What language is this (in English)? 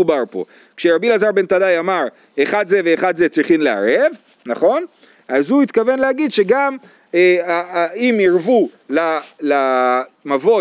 Hebrew